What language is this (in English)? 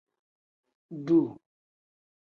Tem